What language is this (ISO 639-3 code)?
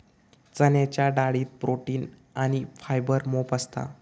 mar